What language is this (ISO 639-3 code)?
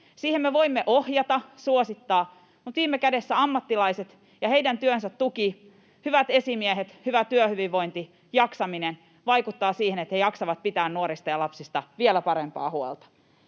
fin